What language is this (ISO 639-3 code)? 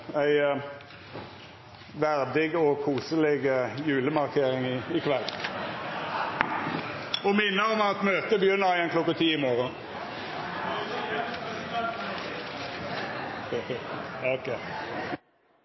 nno